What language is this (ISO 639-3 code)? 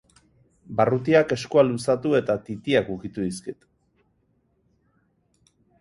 eus